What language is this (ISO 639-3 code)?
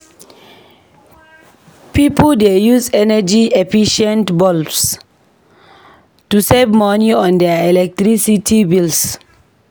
pcm